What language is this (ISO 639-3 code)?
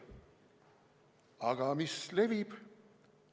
est